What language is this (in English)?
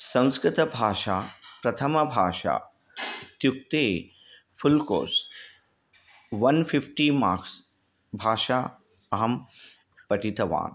Sanskrit